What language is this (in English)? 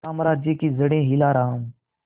Hindi